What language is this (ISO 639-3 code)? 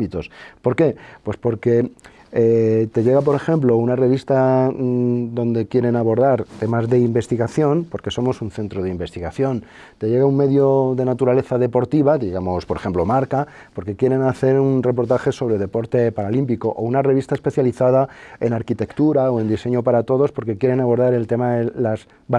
spa